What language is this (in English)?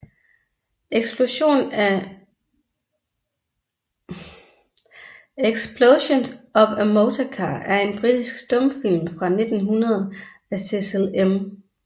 Danish